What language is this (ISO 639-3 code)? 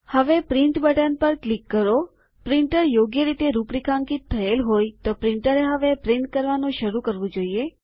guj